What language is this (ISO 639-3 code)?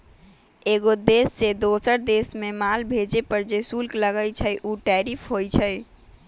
mag